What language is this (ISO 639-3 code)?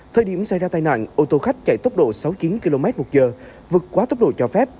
vie